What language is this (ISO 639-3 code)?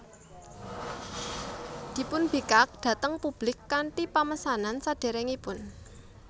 jav